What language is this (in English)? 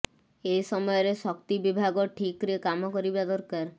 Odia